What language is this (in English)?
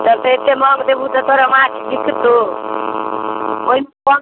Maithili